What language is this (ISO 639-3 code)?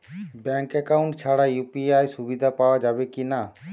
ben